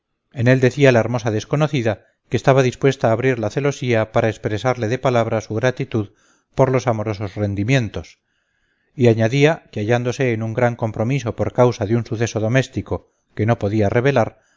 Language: Spanish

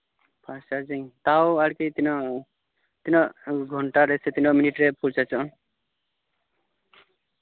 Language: Santali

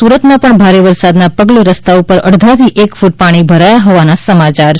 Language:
Gujarati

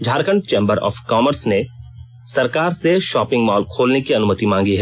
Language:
Hindi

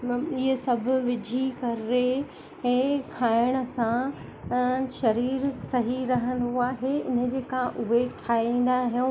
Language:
Sindhi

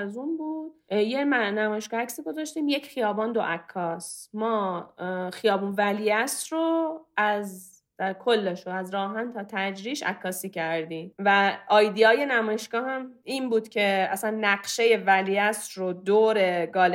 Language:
Persian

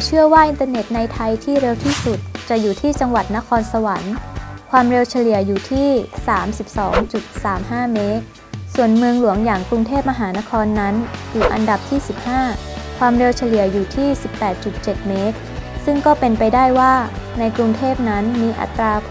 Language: Thai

